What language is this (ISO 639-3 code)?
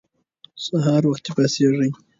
pus